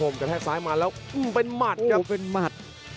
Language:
Thai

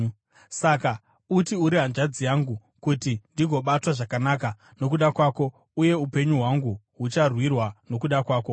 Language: Shona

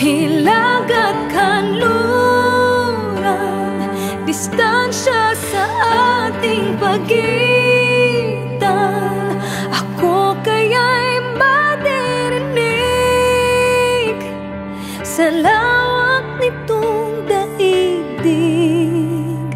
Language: Indonesian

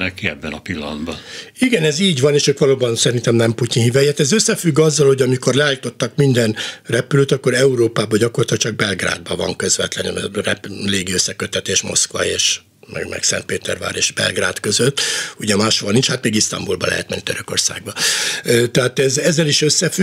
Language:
Hungarian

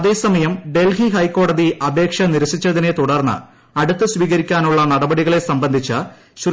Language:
Malayalam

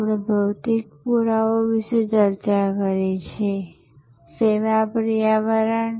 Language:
Gujarati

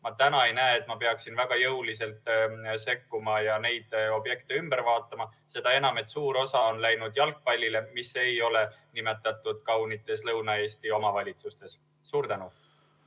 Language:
Estonian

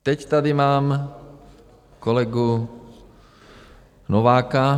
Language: Czech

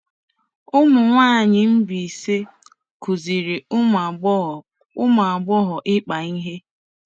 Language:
Igbo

